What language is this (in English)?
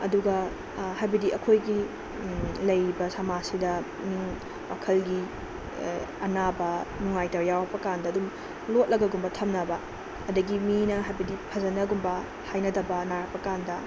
Manipuri